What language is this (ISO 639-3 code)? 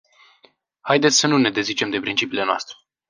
ron